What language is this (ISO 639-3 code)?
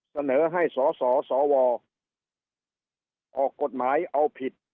tha